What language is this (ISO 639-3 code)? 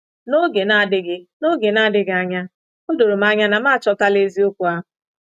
ibo